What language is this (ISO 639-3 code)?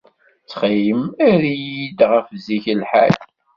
kab